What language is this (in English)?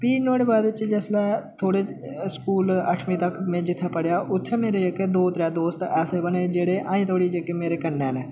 Dogri